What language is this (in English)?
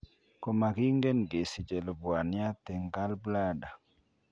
Kalenjin